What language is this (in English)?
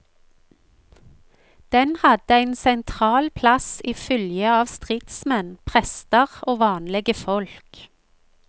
Norwegian